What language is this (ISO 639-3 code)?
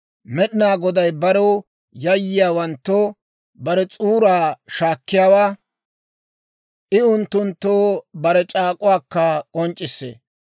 dwr